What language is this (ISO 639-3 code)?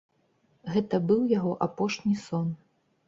bel